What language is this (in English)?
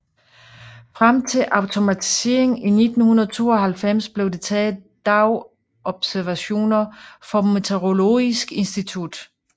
Danish